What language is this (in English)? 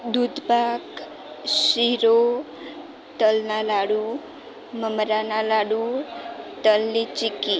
Gujarati